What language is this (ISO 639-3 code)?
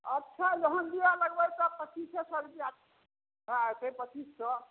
mai